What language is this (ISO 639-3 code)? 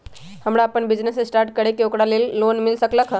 mag